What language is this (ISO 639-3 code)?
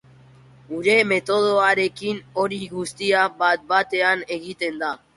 eus